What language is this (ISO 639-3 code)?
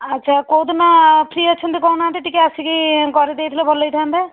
ori